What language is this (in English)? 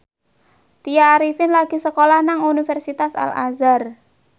Javanese